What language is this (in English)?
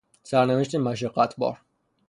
Persian